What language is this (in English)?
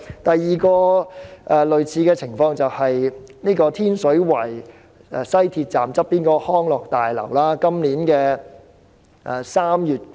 Cantonese